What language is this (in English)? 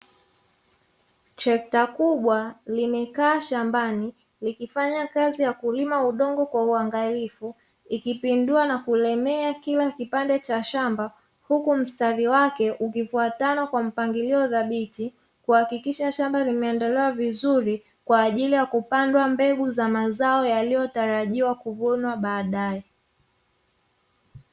Swahili